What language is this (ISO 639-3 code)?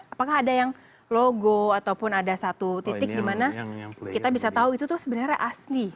ind